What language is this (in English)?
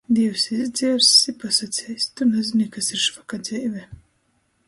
Latgalian